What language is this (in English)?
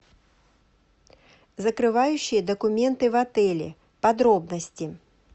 Russian